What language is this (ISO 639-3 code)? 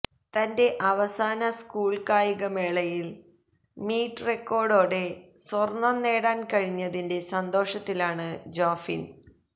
mal